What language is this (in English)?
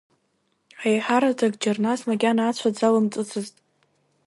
Abkhazian